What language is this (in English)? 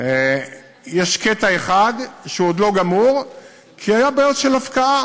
Hebrew